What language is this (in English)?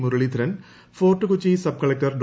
Malayalam